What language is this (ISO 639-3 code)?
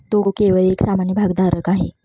mar